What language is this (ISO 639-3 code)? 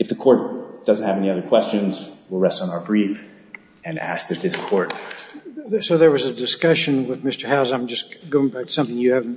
eng